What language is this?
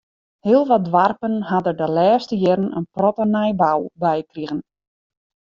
Western Frisian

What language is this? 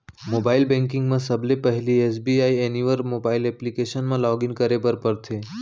Chhattisgarhi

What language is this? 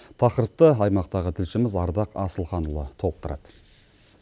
Kazakh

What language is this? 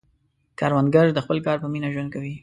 Pashto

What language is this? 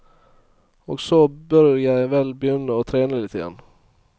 Norwegian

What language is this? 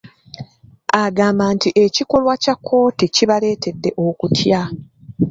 Ganda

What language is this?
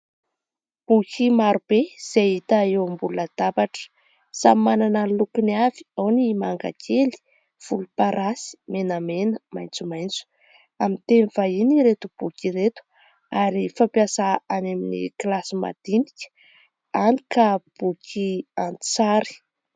Malagasy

